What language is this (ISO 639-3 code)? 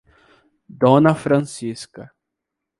por